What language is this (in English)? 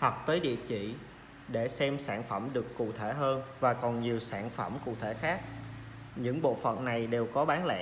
Vietnamese